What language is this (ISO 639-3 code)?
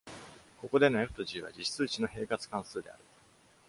jpn